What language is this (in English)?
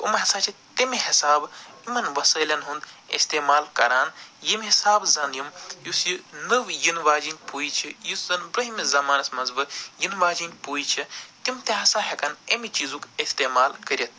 Kashmiri